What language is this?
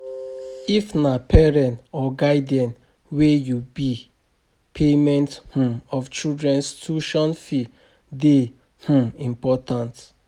Nigerian Pidgin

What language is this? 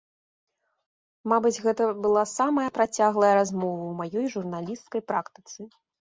Belarusian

